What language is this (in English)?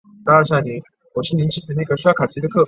Chinese